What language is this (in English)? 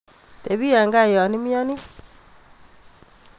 Kalenjin